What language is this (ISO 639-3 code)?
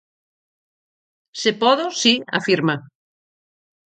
glg